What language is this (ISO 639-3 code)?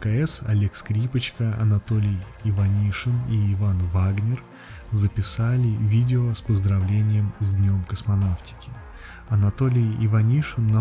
rus